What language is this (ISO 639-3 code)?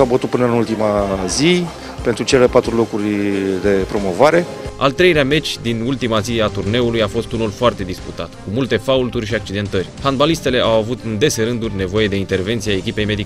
ron